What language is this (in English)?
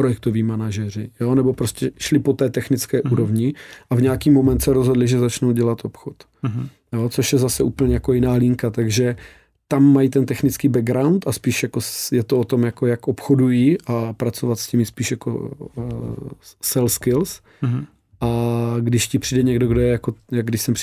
Czech